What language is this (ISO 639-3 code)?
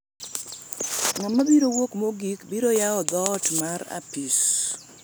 luo